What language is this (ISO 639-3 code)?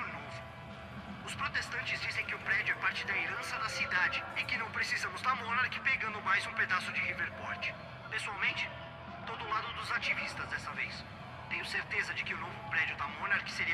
por